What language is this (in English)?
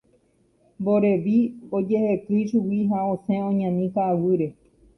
Guarani